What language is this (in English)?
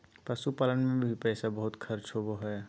Magahi